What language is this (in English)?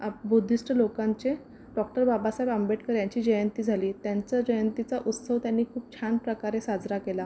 Marathi